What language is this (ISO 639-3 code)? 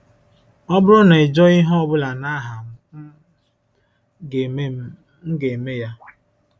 ibo